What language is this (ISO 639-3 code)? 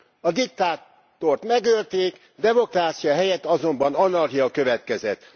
hun